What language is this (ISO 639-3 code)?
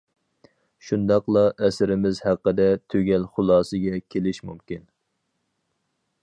uig